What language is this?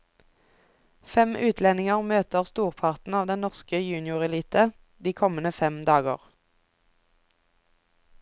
Norwegian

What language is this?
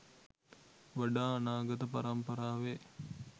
Sinhala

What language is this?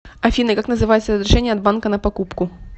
Russian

